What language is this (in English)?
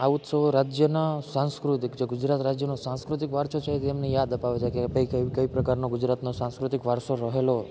Gujarati